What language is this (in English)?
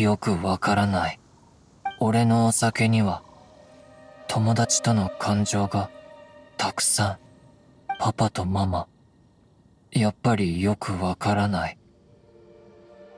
Japanese